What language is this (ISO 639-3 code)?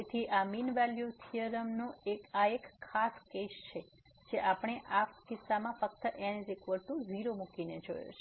guj